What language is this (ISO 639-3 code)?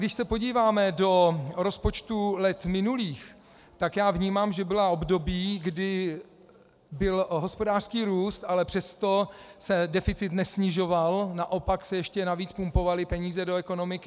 ces